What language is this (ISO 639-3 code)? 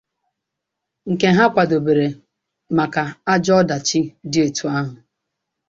ibo